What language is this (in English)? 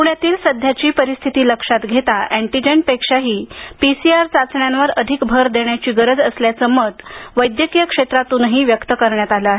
Marathi